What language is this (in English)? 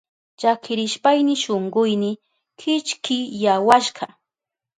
Southern Pastaza Quechua